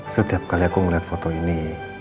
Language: Indonesian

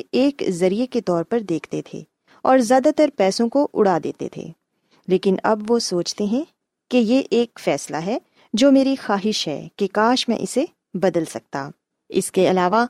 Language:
Urdu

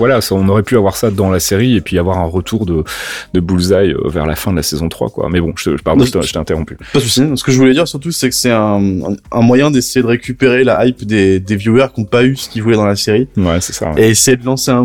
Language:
French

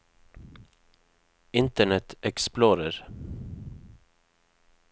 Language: Norwegian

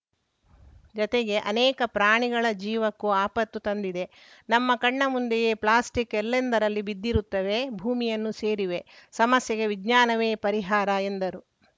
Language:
Kannada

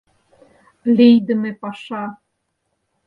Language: Mari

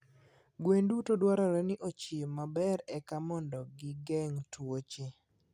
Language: Luo (Kenya and Tanzania)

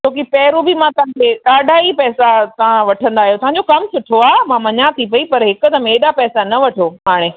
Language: Sindhi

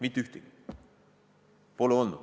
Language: Estonian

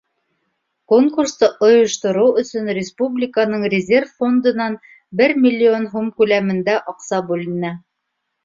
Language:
Bashkir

